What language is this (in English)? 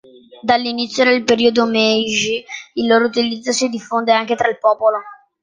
Italian